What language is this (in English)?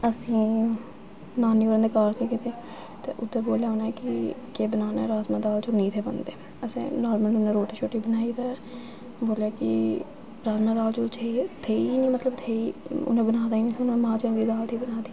Dogri